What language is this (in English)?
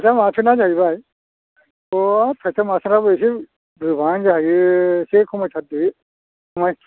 Bodo